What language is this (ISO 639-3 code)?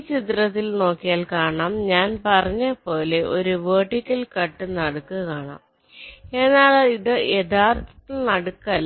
mal